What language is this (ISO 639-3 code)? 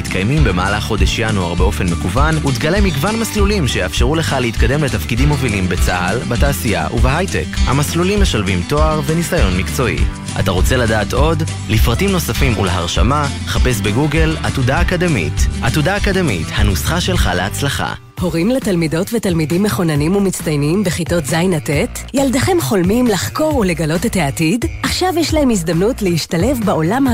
heb